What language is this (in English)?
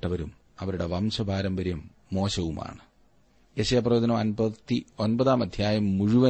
Malayalam